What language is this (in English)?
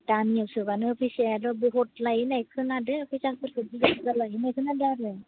Bodo